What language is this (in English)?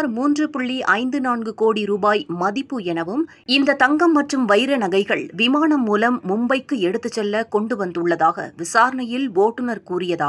Tamil